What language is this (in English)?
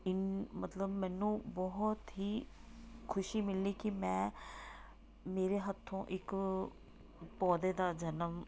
Punjabi